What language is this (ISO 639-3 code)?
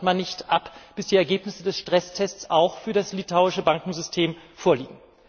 deu